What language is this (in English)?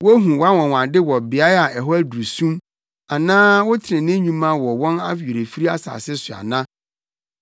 Akan